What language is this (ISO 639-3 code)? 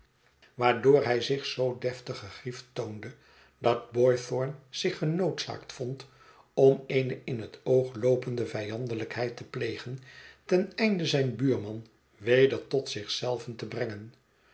nld